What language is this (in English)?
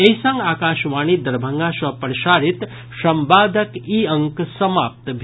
Maithili